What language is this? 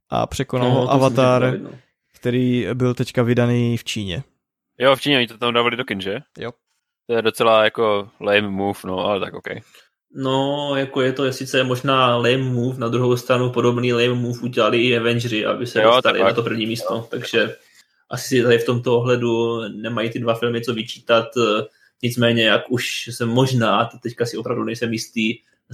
Czech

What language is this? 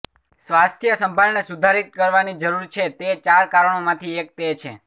Gujarati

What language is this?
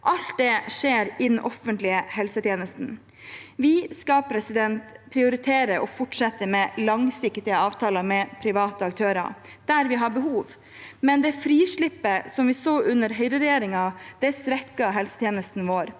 Norwegian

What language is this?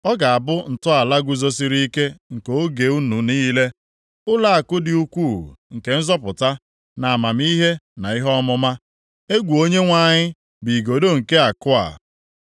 Igbo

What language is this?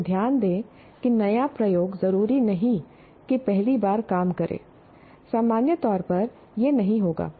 Hindi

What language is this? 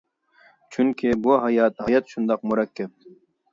Uyghur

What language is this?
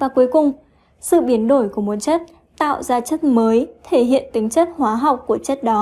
Vietnamese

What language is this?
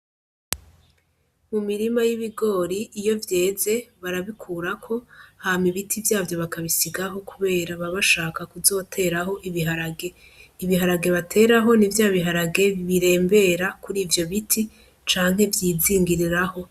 Rundi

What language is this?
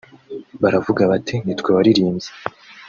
Kinyarwanda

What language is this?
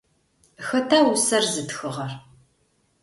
Adyghe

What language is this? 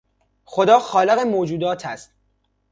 Persian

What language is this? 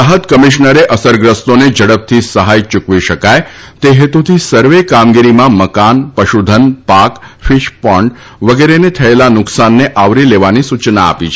Gujarati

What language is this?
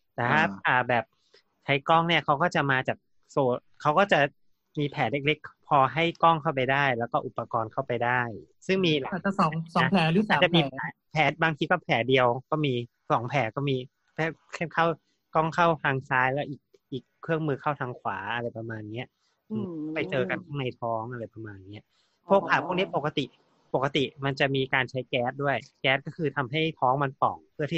Thai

